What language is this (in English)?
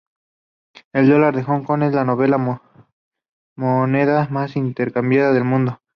Spanish